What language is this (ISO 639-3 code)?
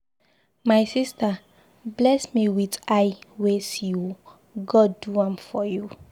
pcm